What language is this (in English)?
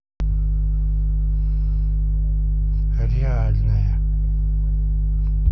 Russian